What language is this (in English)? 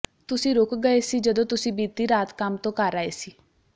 Punjabi